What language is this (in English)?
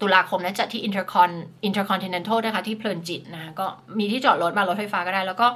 Thai